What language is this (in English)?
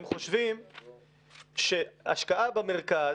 Hebrew